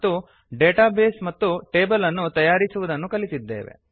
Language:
Kannada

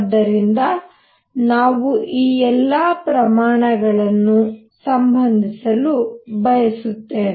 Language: Kannada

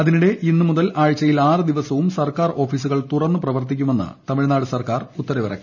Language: Malayalam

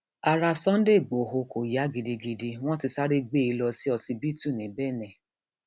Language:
Yoruba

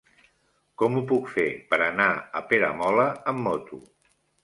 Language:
Catalan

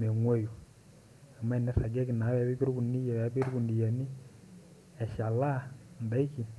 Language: Masai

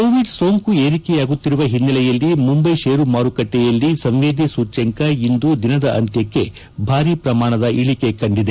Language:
Kannada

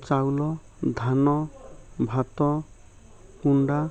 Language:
Odia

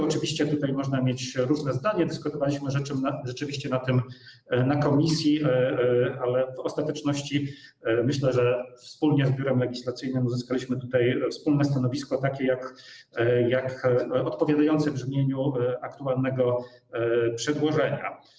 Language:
Polish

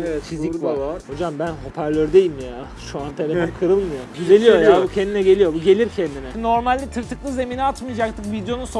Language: Turkish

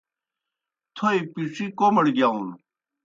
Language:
Kohistani Shina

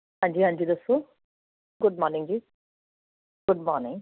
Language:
Punjabi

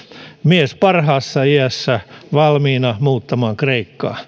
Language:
Finnish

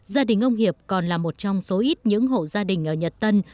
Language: Vietnamese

